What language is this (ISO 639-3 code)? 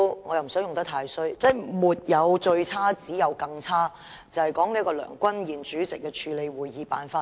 yue